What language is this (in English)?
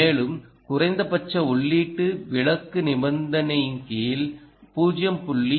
Tamil